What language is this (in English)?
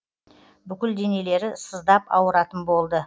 Kazakh